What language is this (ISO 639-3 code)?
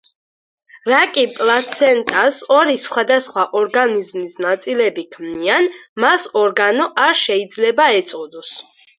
kat